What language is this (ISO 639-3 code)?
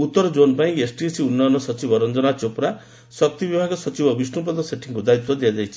ori